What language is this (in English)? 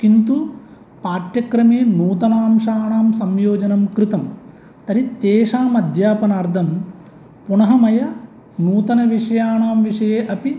Sanskrit